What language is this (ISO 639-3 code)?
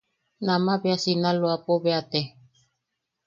yaq